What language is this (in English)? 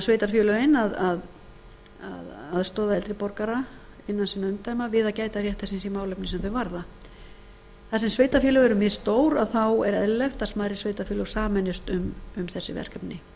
Icelandic